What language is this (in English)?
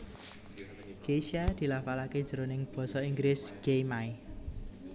Javanese